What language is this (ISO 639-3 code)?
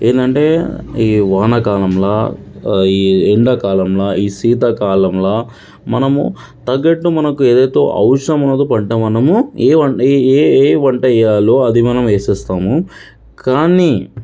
tel